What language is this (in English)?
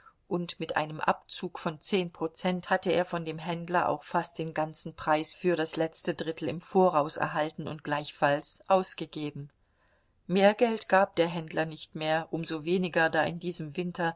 German